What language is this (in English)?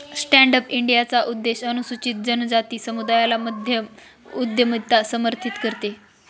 Marathi